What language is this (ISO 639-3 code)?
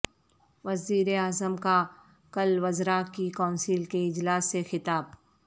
urd